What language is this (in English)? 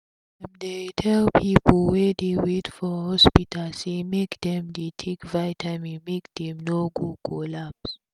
Nigerian Pidgin